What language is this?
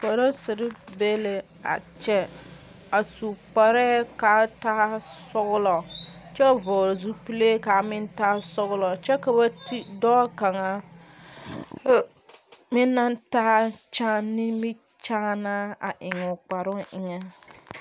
Southern Dagaare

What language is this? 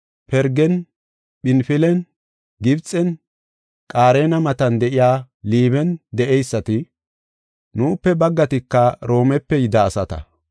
Gofa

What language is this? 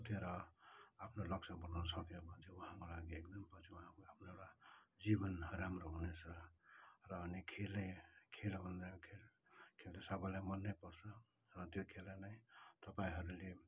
Nepali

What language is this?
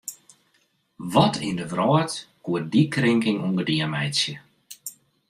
Western Frisian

